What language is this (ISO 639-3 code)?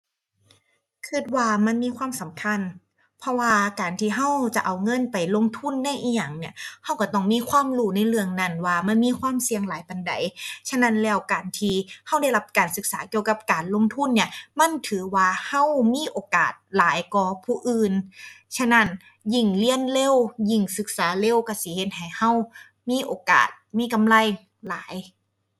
tha